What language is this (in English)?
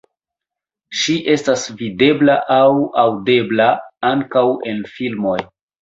Esperanto